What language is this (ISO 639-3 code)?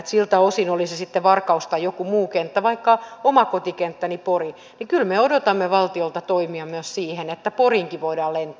fin